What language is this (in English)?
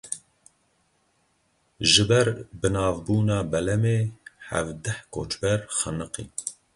Kurdish